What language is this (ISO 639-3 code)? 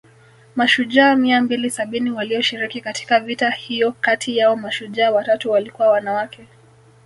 swa